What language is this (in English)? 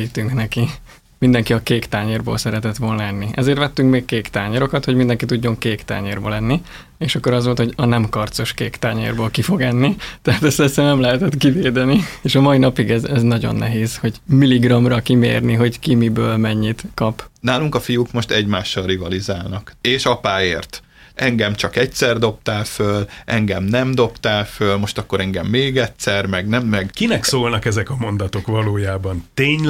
Hungarian